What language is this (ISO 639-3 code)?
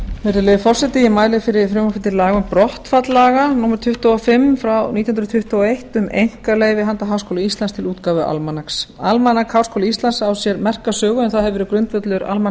isl